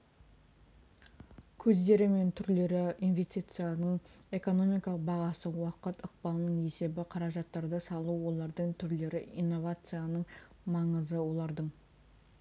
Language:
Kazakh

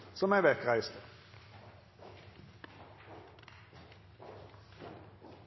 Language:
Norwegian Nynorsk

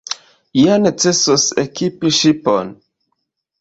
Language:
Esperanto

